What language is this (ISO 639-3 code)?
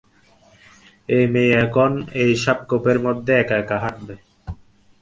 ben